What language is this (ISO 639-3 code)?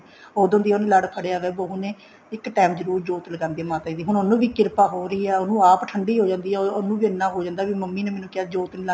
pan